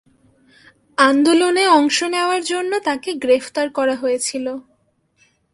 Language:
Bangla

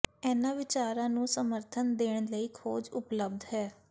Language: Punjabi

